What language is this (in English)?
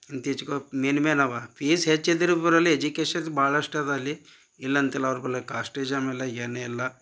Kannada